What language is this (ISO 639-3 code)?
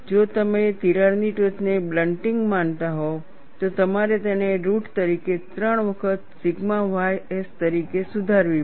guj